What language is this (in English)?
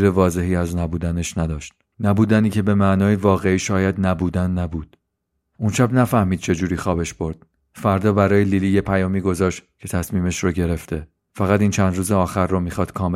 Persian